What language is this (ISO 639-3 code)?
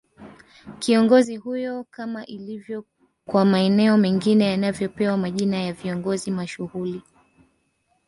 swa